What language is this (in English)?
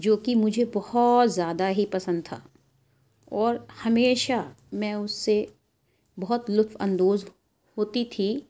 Urdu